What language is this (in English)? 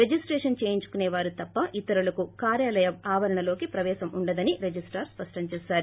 Telugu